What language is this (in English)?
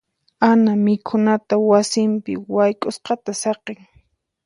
Puno Quechua